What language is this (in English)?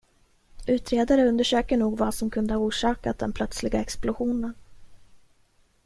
Swedish